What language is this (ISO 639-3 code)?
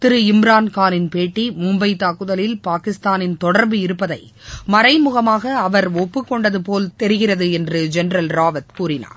tam